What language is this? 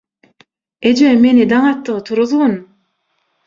Turkmen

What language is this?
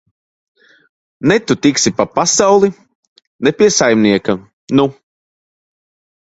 Latvian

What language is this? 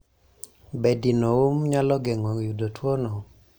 Luo (Kenya and Tanzania)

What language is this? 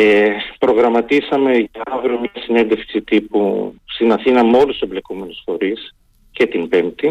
Greek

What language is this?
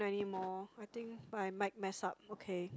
English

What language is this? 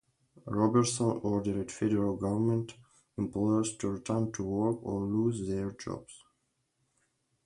English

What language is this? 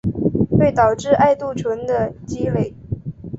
Chinese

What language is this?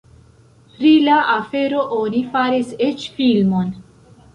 Esperanto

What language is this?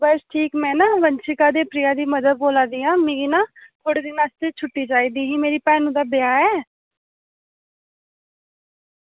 Dogri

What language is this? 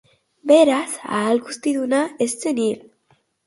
Basque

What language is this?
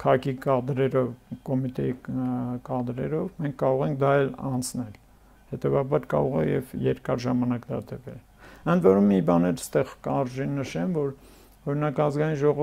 Turkish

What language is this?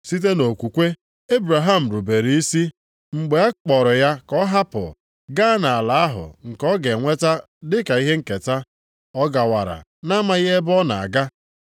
Igbo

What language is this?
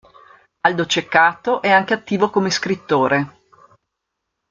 Italian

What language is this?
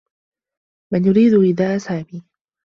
Arabic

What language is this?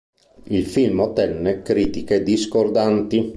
Italian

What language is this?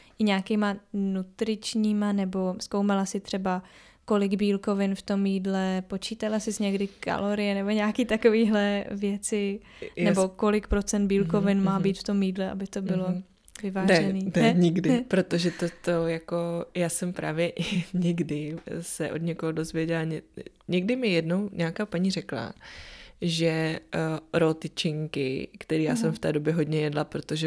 Czech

